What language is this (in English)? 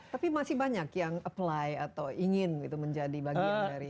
Indonesian